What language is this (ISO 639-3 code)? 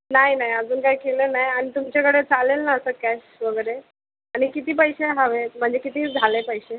mar